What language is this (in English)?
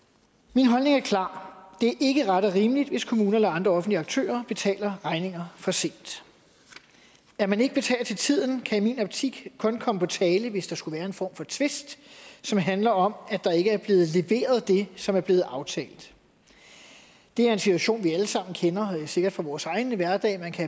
Danish